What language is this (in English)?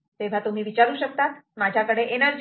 Marathi